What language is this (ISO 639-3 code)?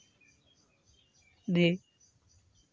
sat